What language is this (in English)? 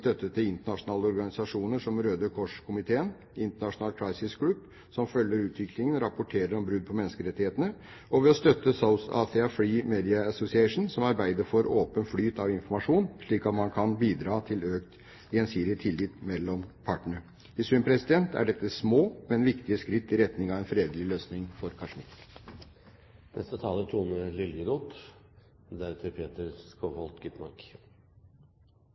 Norwegian Bokmål